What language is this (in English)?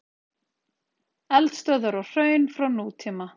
Icelandic